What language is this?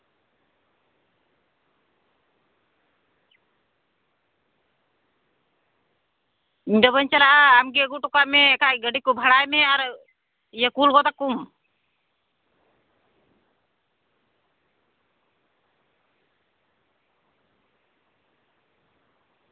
Santali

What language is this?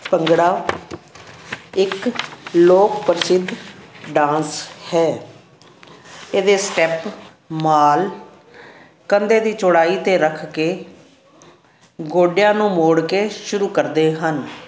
Punjabi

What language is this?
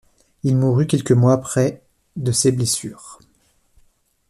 French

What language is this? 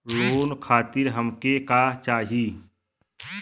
Bhojpuri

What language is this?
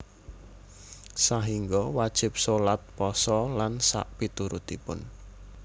Javanese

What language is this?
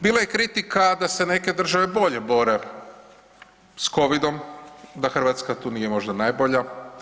Croatian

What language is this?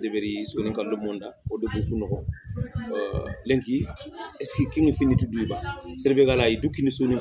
Arabic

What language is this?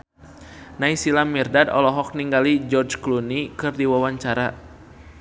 Sundanese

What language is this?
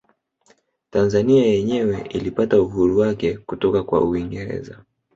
Swahili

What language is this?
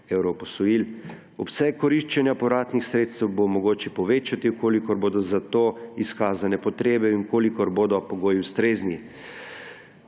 Slovenian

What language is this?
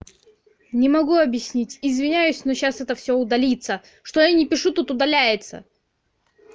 Russian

